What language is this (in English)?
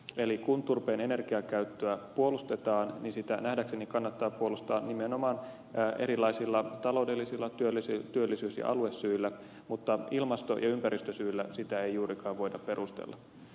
Finnish